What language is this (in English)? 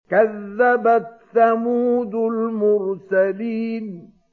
Arabic